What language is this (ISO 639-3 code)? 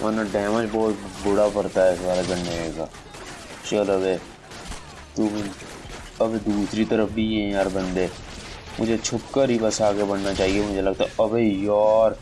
hin